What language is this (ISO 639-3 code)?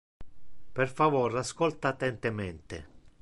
ina